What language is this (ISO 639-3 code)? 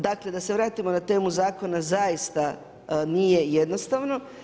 hrv